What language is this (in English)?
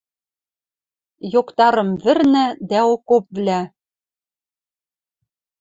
Western Mari